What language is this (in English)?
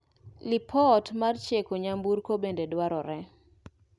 Luo (Kenya and Tanzania)